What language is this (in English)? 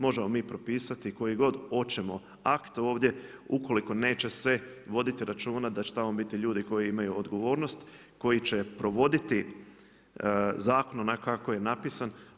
Croatian